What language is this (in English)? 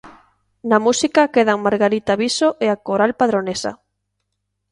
Galician